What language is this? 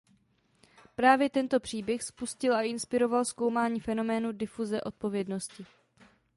Czech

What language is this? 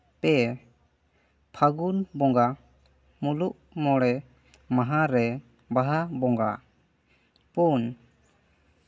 Santali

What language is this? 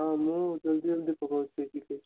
Odia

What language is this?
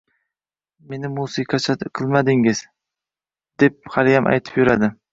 Uzbek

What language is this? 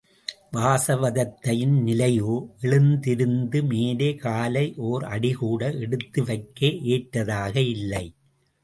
Tamil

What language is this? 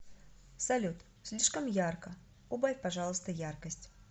Russian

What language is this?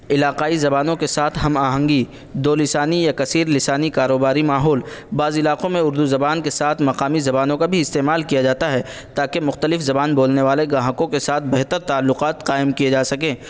Urdu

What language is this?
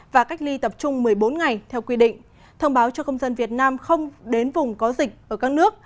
Vietnamese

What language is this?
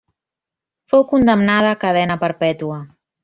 Catalan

